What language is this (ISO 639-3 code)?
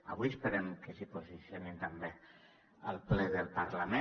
cat